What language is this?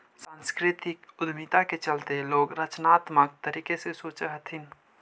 Magahi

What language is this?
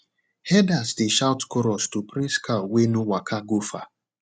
Nigerian Pidgin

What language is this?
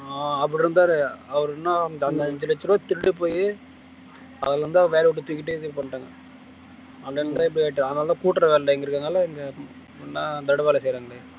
Tamil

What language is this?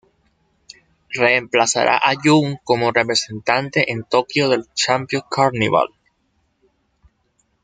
Spanish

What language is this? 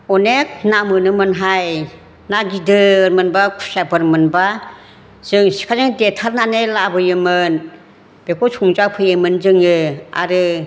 Bodo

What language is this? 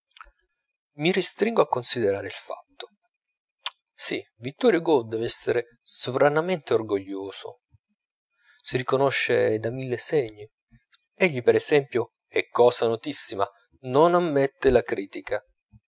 Italian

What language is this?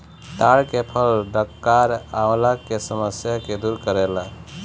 Bhojpuri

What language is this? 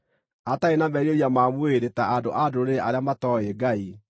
Kikuyu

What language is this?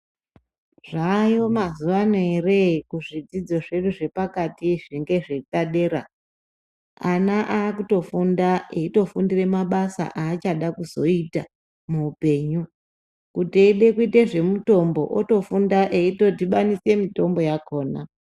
Ndau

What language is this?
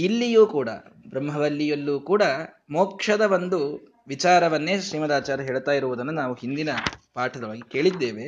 Kannada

